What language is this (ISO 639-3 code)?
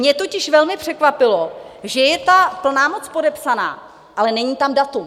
ces